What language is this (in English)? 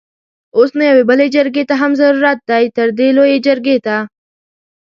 Pashto